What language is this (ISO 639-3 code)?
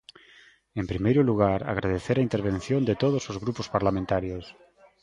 glg